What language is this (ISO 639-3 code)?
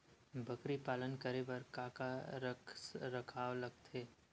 hne